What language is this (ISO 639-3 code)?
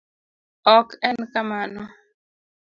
luo